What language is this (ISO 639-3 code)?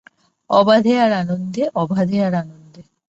ben